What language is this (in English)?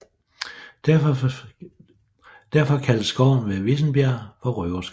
Danish